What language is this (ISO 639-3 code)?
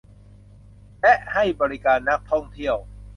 tha